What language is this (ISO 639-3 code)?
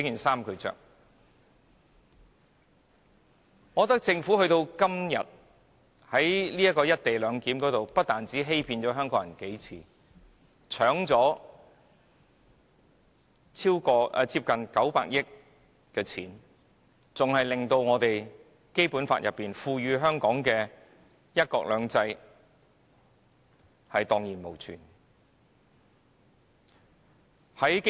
yue